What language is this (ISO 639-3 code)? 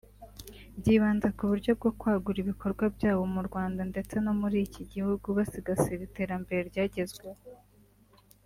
kin